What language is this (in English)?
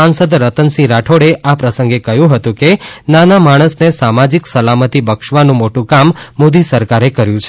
Gujarati